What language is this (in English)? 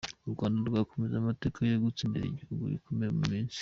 Kinyarwanda